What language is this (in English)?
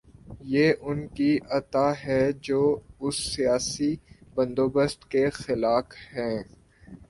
Urdu